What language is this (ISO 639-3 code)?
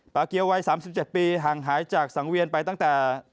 tha